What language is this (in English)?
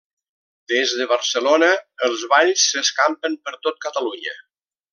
Catalan